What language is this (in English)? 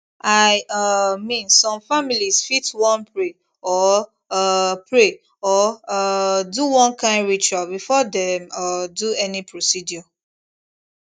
Nigerian Pidgin